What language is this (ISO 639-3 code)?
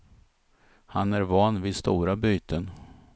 swe